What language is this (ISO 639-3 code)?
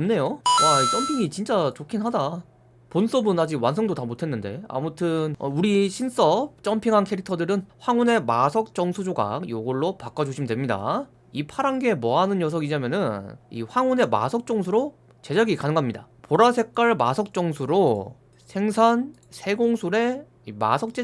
kor